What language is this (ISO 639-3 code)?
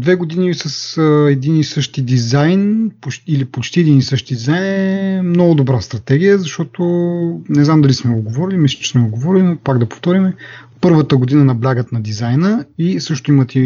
bul